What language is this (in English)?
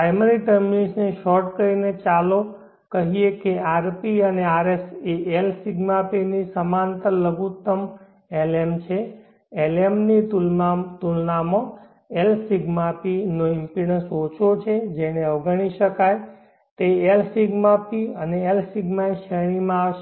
Gujarati